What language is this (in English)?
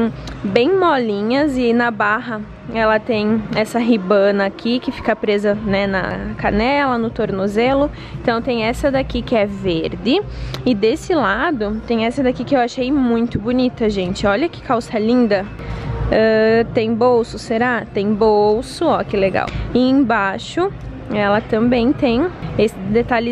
Portuguese